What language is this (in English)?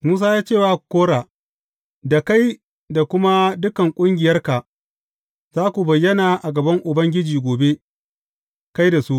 Hausa